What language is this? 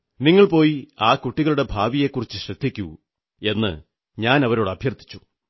Malayalam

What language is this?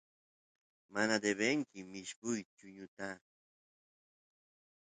Santiago del Estero Quichua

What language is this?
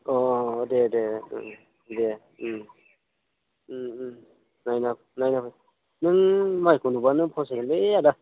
Bodo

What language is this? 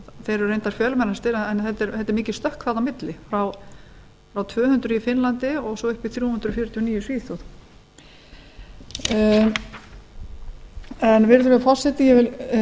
Icelandic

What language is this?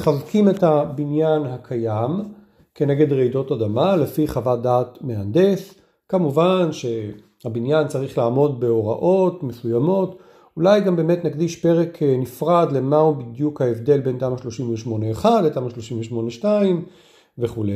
Hebrew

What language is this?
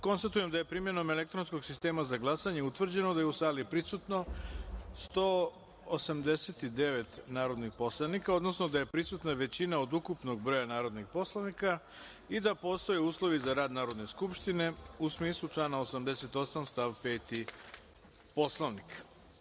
Serbian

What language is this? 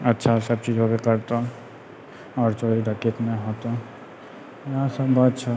Maithili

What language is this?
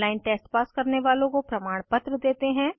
Hindi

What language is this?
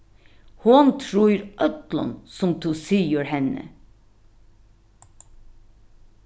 Faroese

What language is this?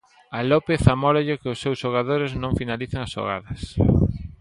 Galician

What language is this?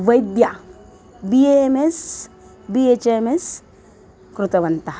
Sanskrit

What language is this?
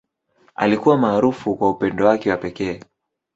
Swahili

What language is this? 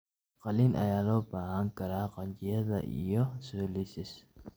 Somali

